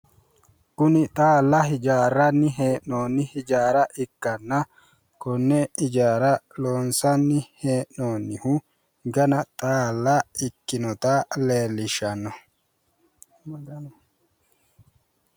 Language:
Sidamo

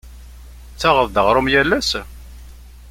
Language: Kabyle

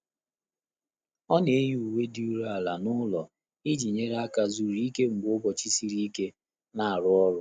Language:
Igbo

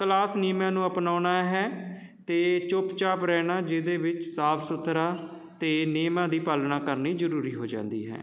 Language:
Punjabi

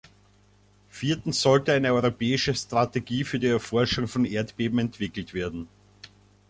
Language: German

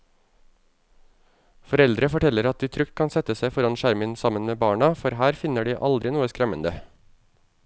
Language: Norwegian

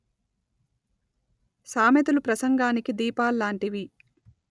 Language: Telugu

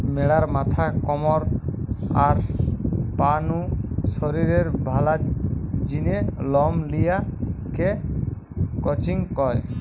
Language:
Bangla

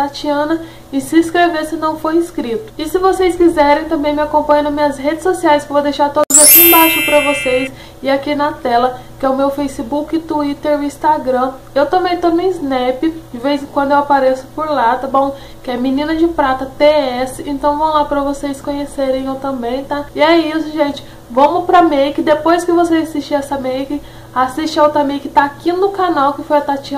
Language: Portuguese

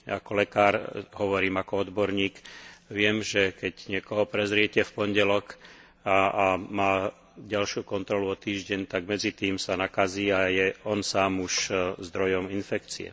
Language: Slovak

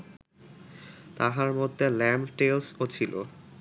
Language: Bangla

